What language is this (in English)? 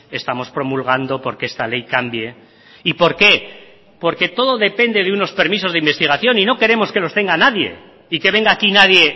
Spanish